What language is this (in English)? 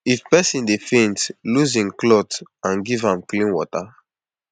Nigerian Pidgin